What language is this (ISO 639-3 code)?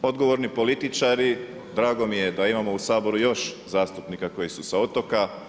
hrv